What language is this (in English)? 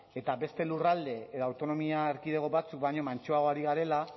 Basque